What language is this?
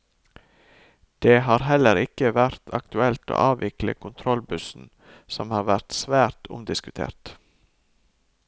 Norwegian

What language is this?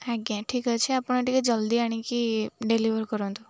Odia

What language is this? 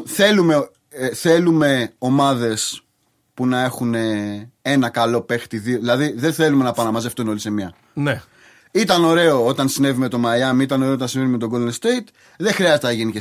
Greek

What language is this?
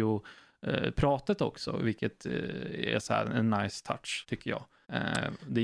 Swedish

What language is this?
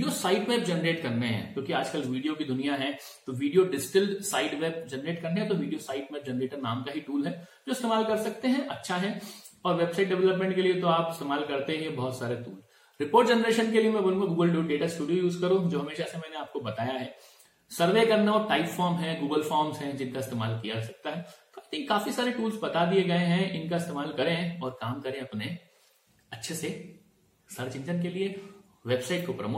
Hindi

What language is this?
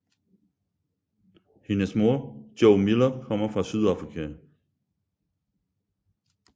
Danish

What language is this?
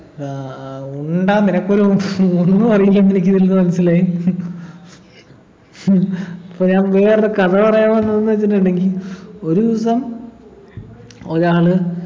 Malayalam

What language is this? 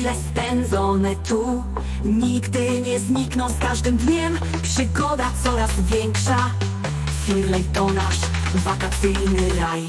Polish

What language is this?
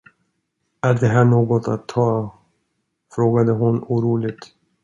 Swedish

